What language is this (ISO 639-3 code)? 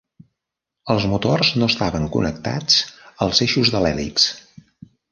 cat